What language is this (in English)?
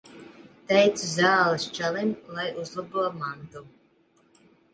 Latvian